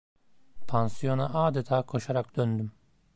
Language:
Turkish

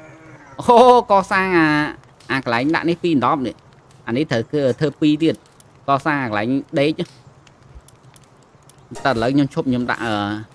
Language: Vietnamese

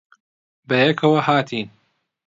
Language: Central Kurdish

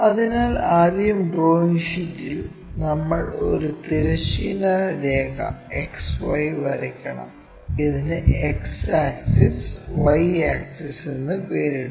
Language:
Malayalam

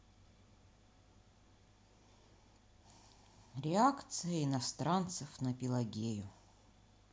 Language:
Russian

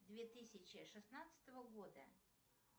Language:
Russian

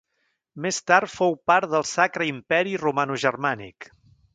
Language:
Catalan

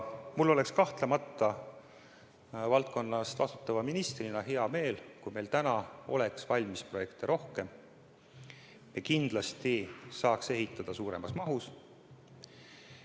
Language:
Estonian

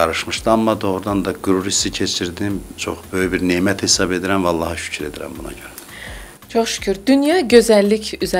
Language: Dutch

